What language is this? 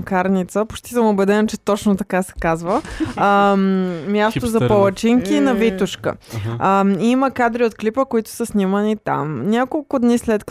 Bulgarian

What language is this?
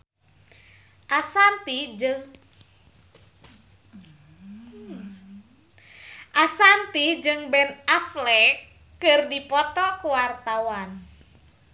Sundanese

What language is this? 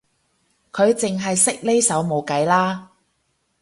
Cantonese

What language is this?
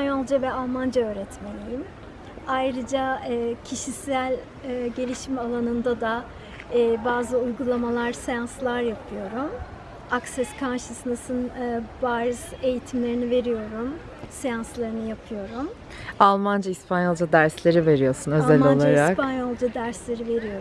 Turkish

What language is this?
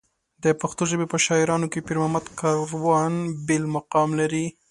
Pashto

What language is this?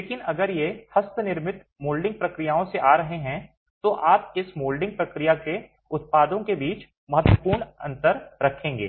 Hindi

